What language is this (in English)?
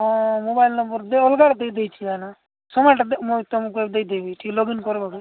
Odia